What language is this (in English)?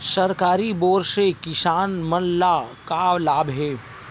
Chhattisgarhi